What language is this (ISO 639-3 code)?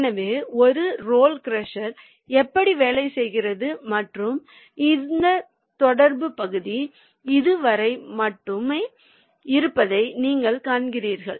tam